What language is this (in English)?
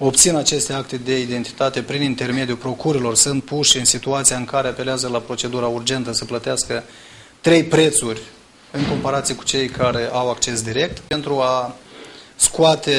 Romanian